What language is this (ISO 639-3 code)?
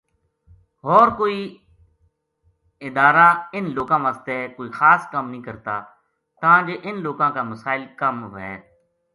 gju